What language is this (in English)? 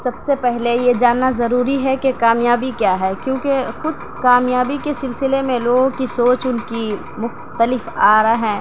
Urdu